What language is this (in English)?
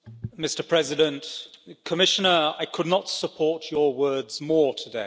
English